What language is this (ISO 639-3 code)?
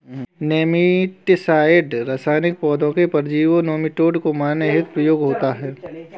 hin